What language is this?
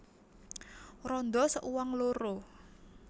Javanese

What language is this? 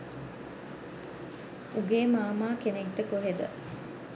Sinhala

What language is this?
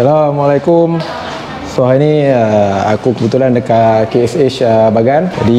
Malay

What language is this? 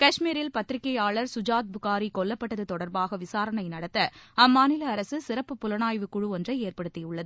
Tamil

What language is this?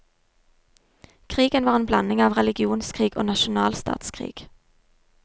Norwegian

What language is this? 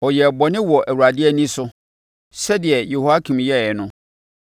Akan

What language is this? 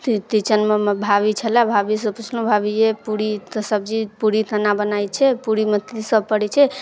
Maithili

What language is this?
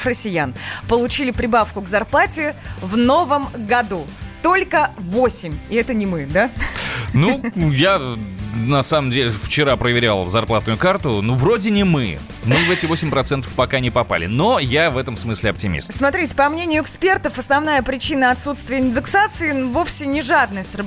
Russian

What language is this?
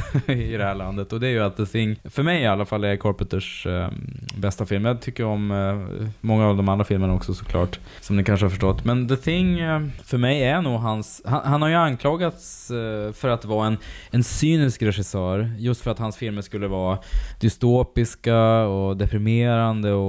Swedish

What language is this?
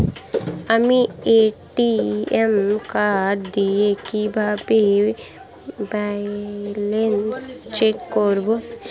Bangla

